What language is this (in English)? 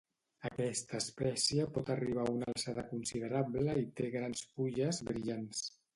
Catalan